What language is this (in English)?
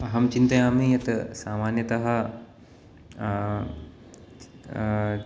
Sanskrit